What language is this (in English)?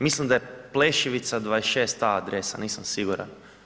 Croatian